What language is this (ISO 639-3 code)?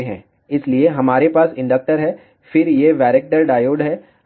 hin